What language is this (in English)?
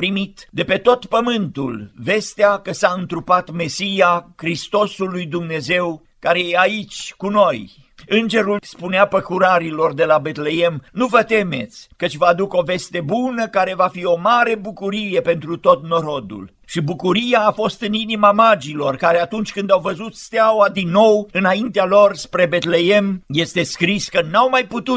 Romanian